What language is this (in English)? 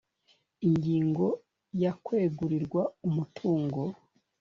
Kinyarwanda